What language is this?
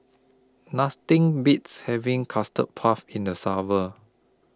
English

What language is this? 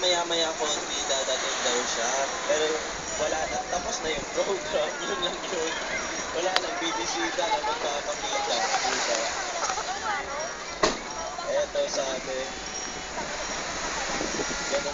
Filipino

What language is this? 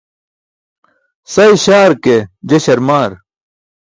Burushaski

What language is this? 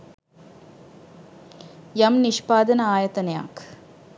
Sinhala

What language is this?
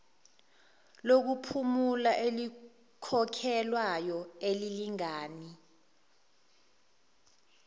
Zulu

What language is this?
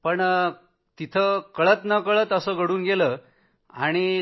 Marathi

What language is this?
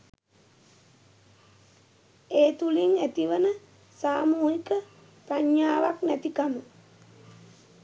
Sinhala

